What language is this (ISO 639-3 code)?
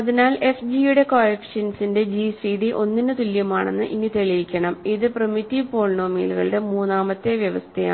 mal